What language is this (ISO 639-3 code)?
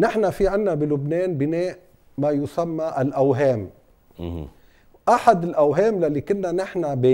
ara